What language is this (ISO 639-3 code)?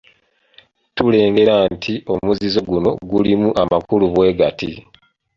lug